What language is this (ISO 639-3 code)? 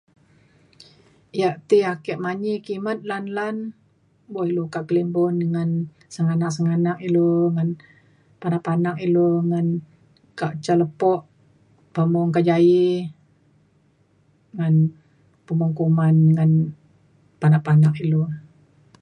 xkl